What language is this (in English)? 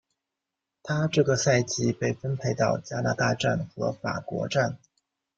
Chinese